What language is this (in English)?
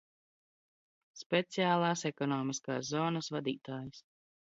Latvian